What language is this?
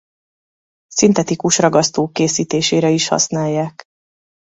Hungarian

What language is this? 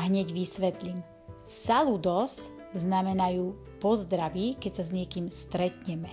Slovak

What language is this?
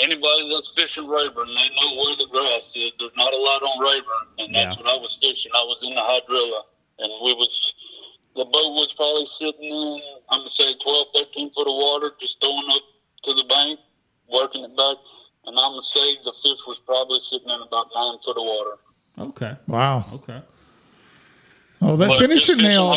English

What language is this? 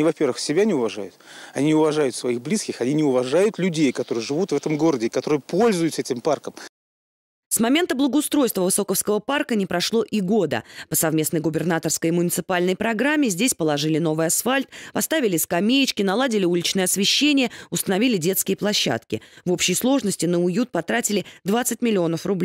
Russian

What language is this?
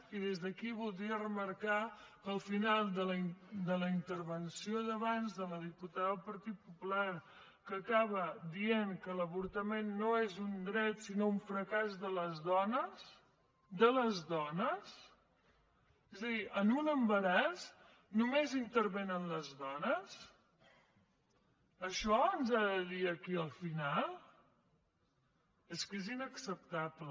Catalan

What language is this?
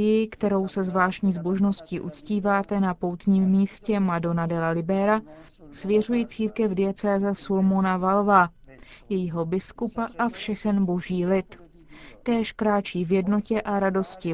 Czech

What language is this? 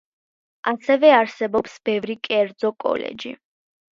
Georgian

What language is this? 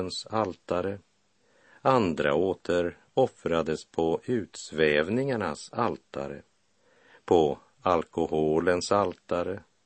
Swedish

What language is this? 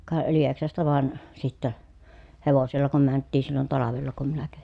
Finnish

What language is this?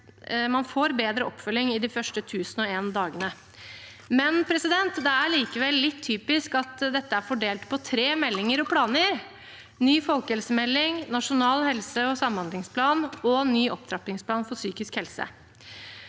Norwegian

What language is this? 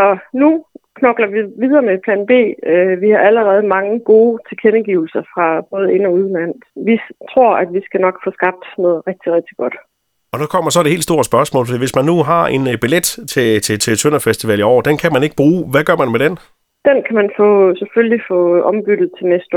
Danish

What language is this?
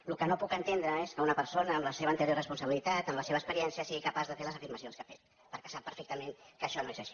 Catalan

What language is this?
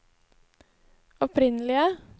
Norwegian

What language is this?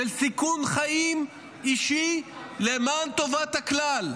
Hebrew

